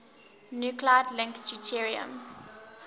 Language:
English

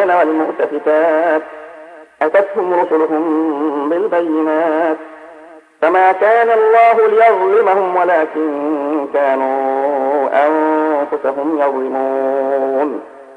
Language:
Arabic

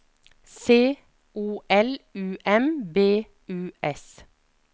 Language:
Norwegian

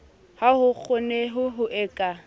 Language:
Southern Sotho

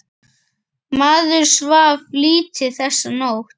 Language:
Icelandic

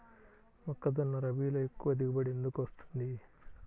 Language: Telugu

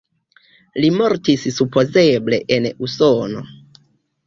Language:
Esperanto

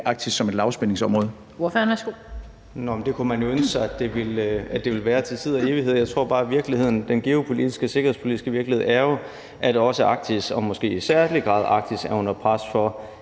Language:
Danish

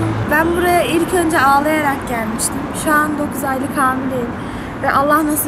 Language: Turkish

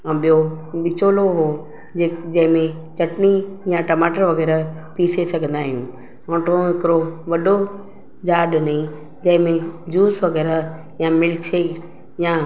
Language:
Sindhi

